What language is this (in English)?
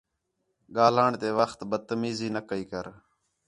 Khetrani